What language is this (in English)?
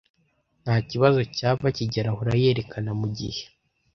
Kinyarwanda